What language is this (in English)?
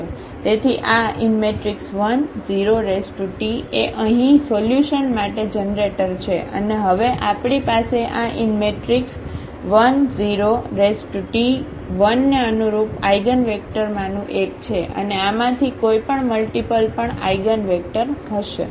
Gujarati